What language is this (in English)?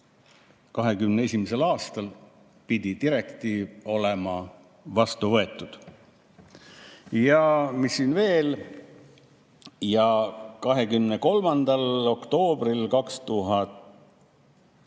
Estonian